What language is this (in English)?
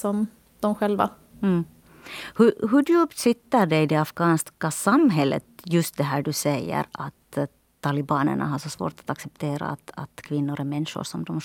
Swedish